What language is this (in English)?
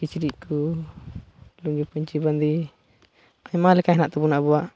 Santali